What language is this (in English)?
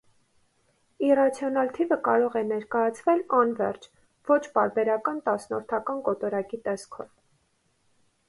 Armenian